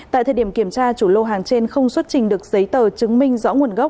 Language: Vietnamese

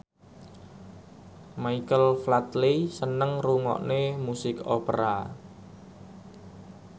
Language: Javanese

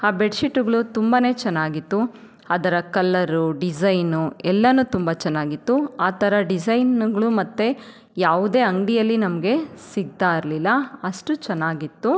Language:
Kannada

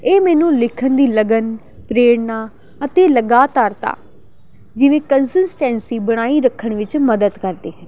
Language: Punjabi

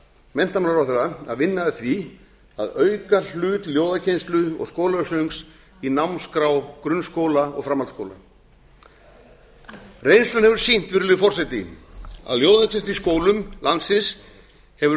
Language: Icelandic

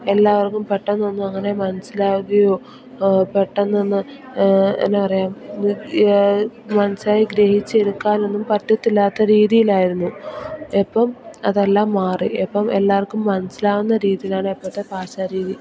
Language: Malayalam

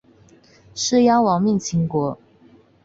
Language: Chinese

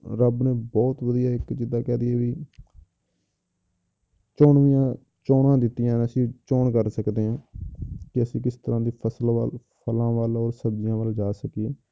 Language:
Punjabi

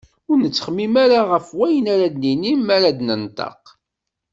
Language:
Kabyle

